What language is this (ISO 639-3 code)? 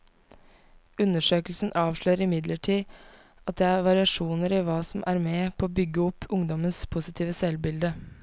nor